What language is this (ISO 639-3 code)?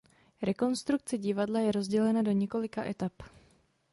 ces